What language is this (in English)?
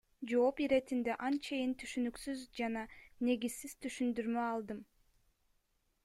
Kyrgyz